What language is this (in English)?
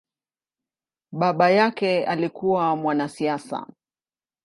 Swahili